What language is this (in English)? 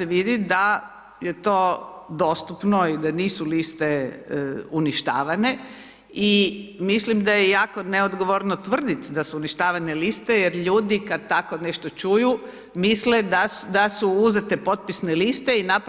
Croatian